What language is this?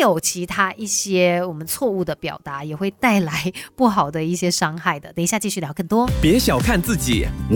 Chinese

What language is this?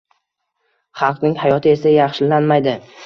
Uzbek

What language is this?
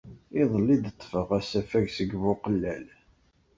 Kabyle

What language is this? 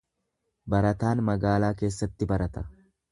Oromo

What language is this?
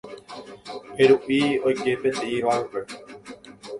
Guarani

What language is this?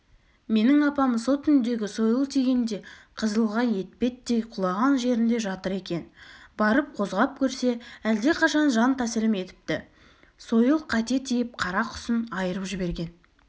Kazakh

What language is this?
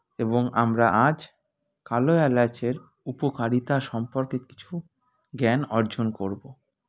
Bangla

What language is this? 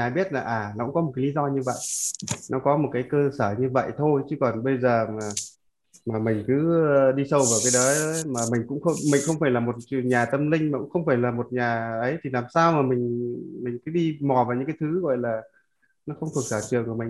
Vietnamese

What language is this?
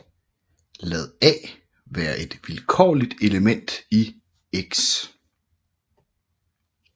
Danish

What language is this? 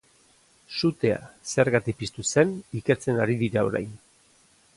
Basque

